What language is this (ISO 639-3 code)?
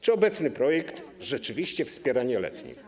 pol